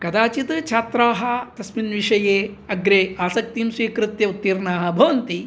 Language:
Sanskrit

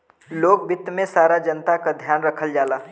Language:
Bhojpuri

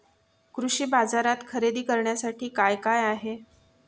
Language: Marathi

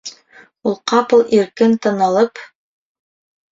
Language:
Bashkir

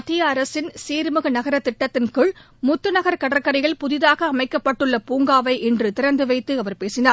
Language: Tamil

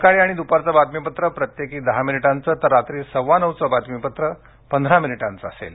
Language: Marathi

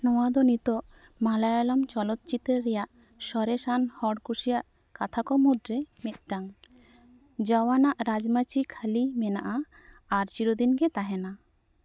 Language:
Santali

